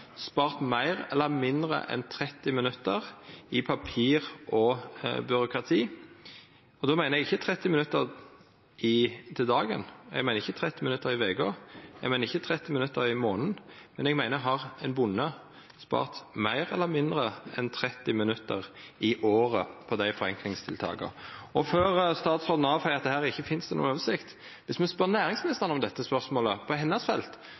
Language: Norwegian Nynorsk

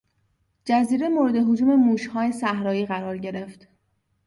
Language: Persian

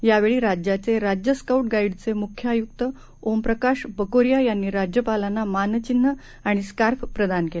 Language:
Marathi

